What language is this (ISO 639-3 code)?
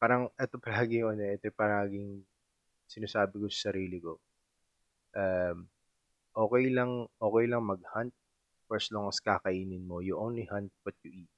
fil